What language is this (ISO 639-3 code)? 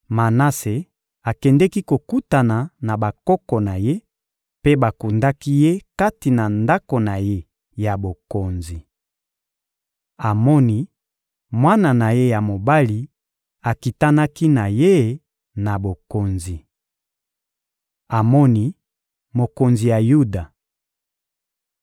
lin